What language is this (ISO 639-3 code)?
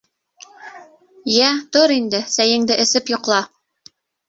bak